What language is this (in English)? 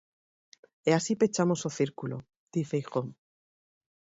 Galician